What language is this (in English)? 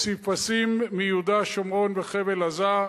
Hebrew